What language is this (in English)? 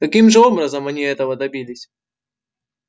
Russian